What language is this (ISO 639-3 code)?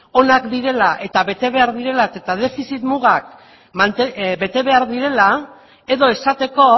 eus